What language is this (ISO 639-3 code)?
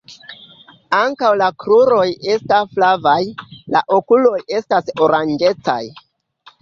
epo